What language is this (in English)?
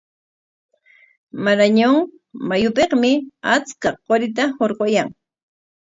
Corongo Ancash Quechua